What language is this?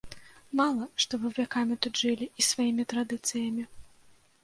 Belarusian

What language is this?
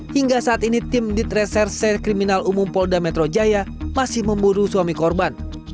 Indonesian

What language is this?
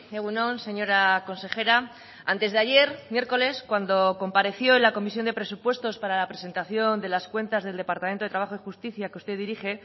Spanish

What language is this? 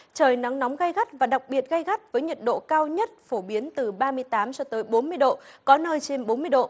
Vietnamese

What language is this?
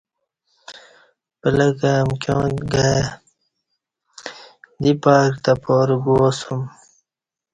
Kati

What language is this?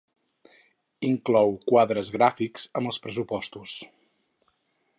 Catalan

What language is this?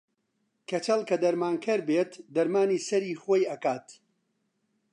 Central Kurdish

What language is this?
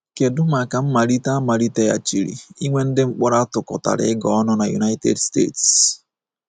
Igbo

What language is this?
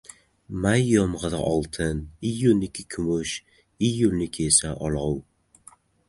Uzbek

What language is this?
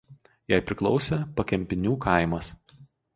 Lithuanian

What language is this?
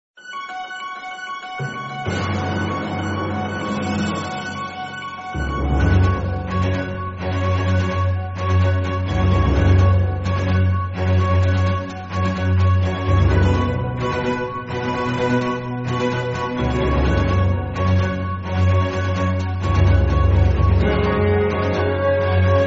Danish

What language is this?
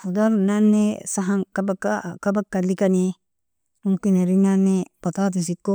Nobiin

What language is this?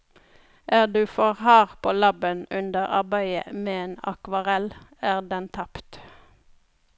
Norwegian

